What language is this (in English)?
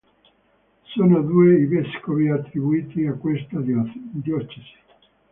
Italian